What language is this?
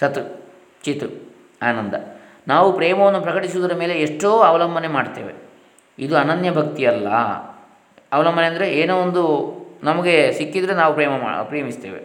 Kannada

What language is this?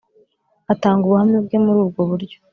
Kinyarwanda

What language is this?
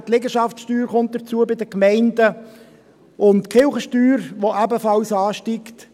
Swiss German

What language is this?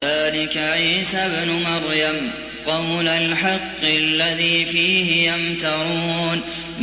Arabic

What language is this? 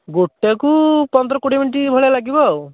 Odia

